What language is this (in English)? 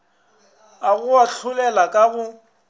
Northern Sotho